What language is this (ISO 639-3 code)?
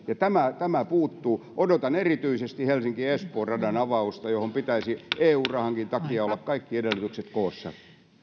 fin